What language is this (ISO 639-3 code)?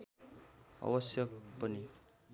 nep